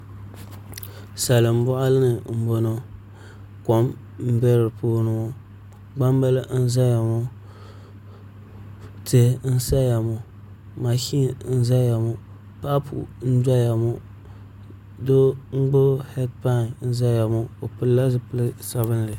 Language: Dagbani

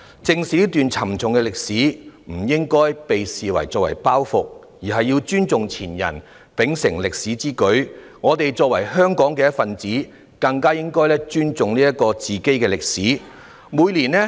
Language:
Cantonese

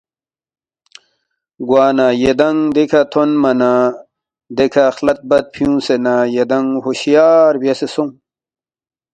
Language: Balti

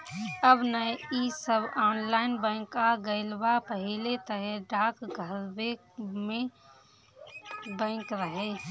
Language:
Bhojpuri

